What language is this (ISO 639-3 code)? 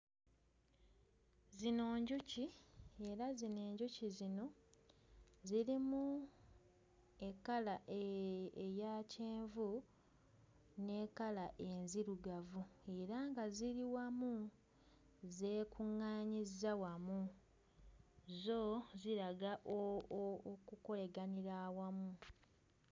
lug